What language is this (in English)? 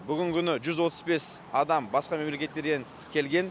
Kazakh